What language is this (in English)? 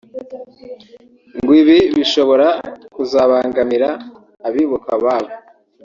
Kinyarwanda